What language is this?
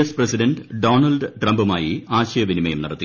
Malayalam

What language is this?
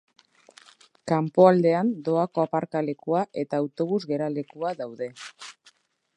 Basque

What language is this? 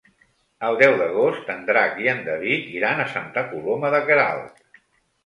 Catalan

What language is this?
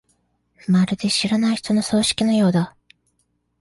Japanese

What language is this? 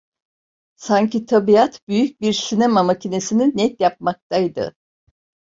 Turkish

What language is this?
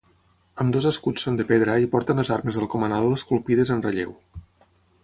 Catalan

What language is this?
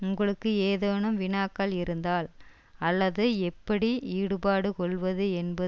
Tamil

